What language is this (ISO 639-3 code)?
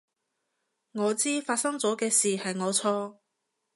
yue